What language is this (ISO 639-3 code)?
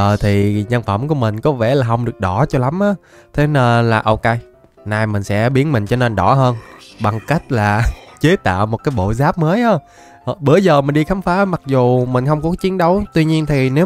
vie